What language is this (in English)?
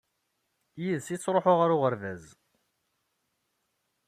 Kabyle